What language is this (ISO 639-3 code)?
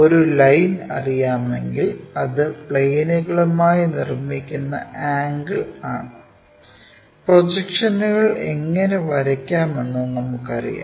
mal